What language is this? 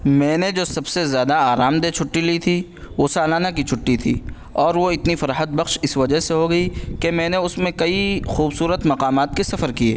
Urdu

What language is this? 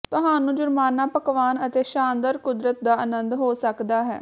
Punjabi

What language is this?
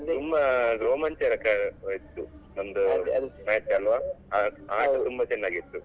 Kannada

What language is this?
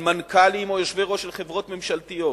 Hebrew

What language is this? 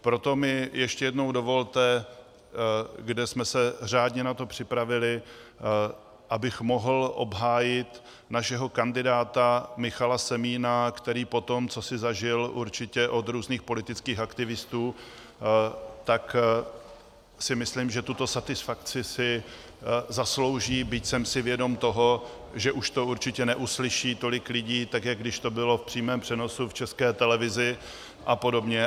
Czech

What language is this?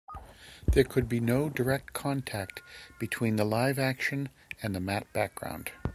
English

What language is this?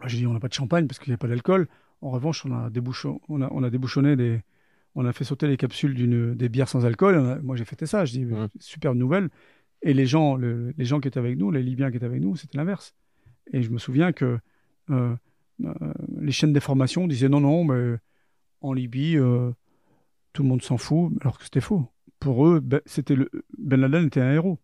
French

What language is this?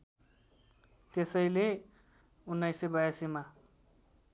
Nepali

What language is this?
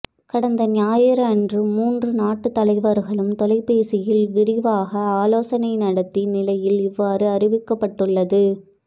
Tamil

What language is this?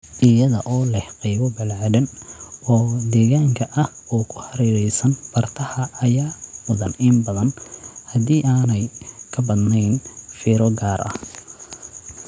Somali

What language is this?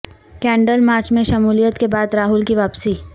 Urdu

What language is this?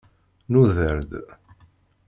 Kabyle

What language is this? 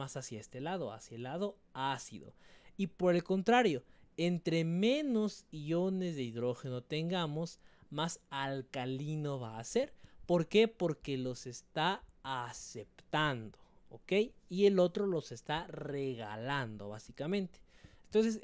Spanish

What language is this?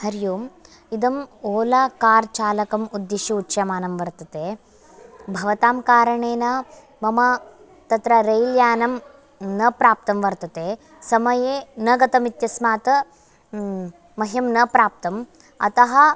Sanskrit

